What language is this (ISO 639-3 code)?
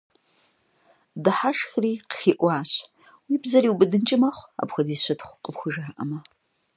kbd